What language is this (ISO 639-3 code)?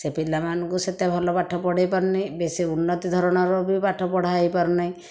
ori